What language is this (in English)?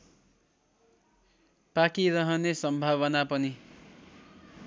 Nepali